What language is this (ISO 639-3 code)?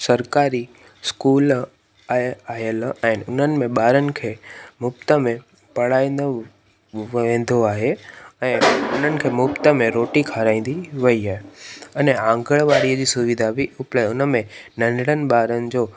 snd